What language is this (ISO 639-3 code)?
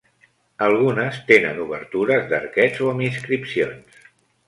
cat